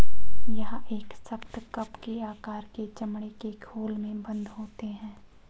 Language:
Hindi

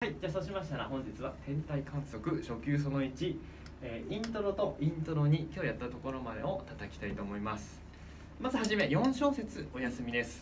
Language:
Japanese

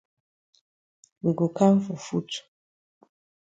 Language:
Cameroon Pidgin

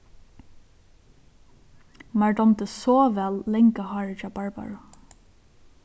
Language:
Faroese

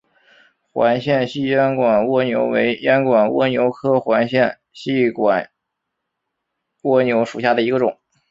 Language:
Chinese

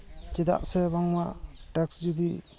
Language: Santali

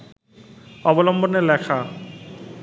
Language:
Bangla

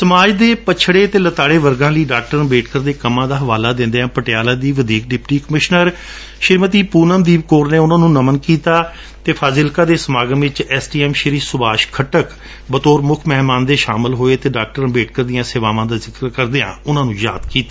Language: Punjabi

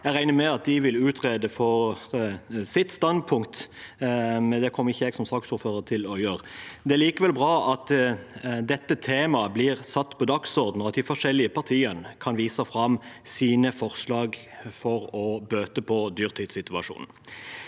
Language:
Norwegian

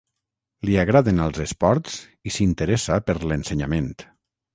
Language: Catalan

